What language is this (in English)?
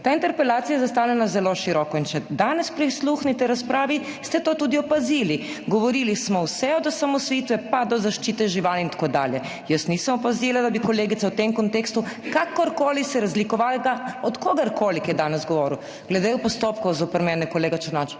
Slovenian